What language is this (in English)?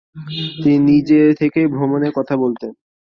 Bangla